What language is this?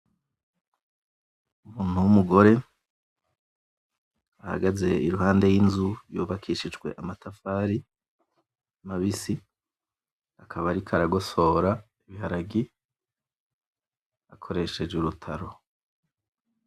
Rundi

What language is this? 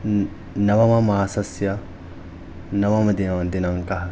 Sanskrit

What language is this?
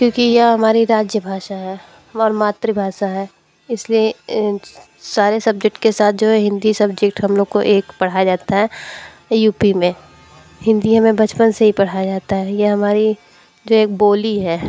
Hindi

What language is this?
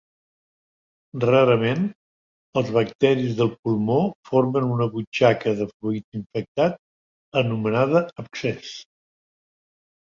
Catalan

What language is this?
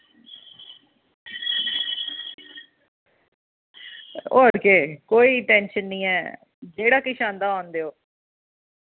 Dogri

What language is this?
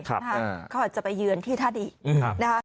Thai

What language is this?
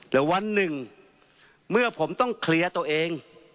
Thai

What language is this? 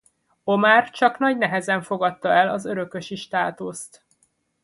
Hungarian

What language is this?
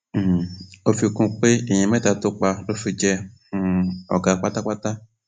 Yoruba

